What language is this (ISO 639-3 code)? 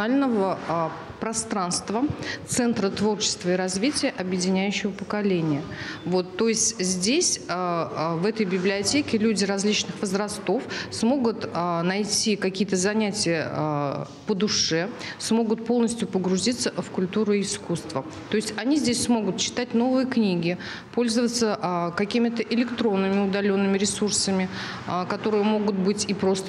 rus